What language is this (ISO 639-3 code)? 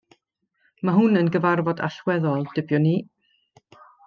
cym